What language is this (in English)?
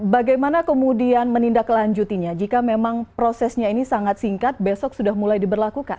Indonesian